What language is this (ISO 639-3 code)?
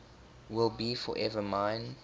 eng